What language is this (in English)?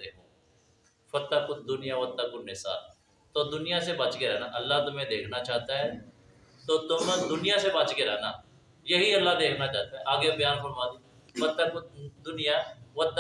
Urdu